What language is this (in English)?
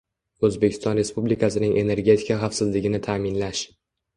Uzbek